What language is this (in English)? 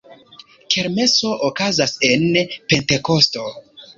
Esperanto